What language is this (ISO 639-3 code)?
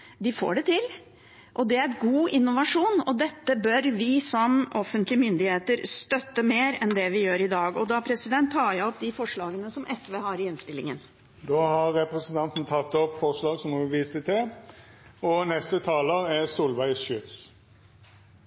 nor